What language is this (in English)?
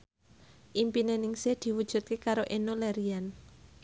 Javanese